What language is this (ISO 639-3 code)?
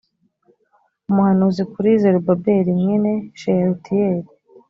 kin